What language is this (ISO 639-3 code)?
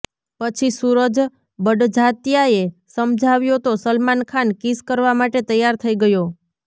guj